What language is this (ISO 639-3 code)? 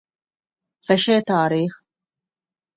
div